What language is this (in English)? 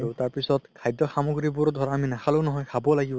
Assamese